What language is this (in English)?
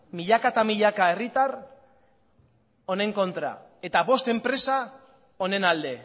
Basque